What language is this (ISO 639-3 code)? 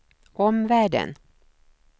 swe